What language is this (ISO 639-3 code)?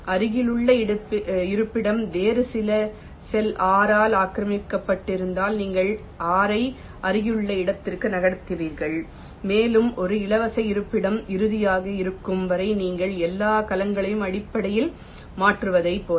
tam